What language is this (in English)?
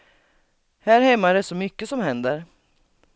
Swedish